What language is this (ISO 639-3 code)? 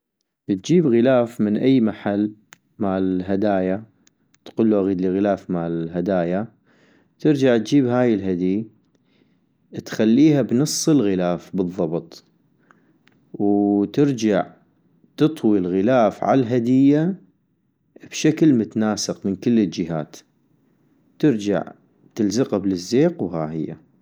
ayp